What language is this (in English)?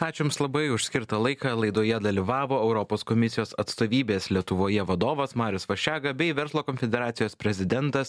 Lithuanian